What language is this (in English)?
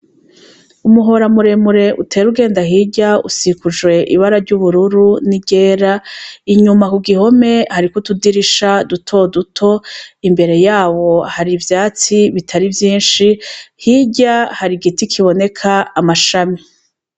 Rundi